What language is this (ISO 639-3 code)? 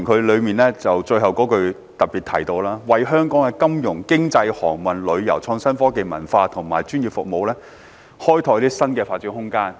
yue